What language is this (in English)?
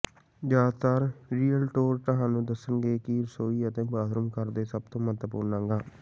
Punjabi